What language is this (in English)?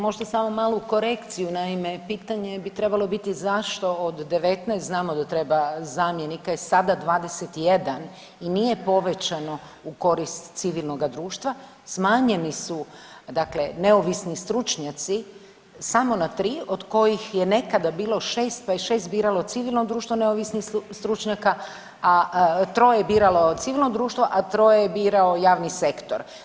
Croatian